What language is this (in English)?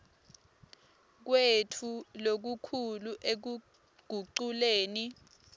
Swati